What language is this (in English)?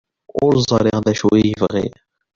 Kabyle